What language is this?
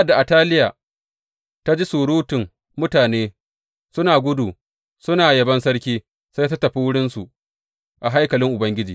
Hausa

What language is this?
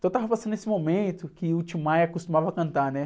Portuguese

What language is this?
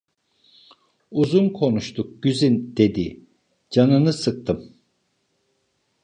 Turkish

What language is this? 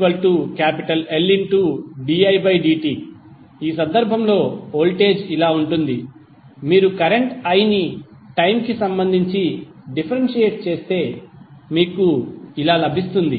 Telugu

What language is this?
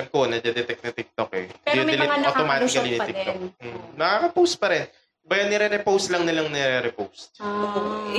Filipino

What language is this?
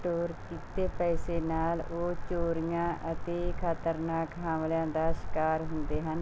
Punjabi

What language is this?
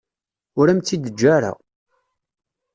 Kabyle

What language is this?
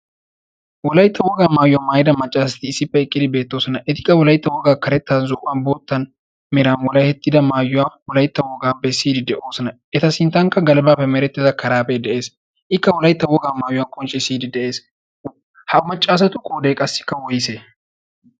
Wolaytta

